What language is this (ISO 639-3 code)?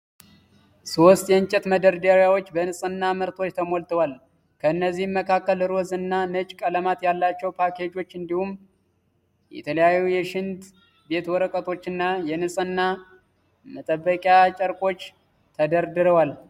amh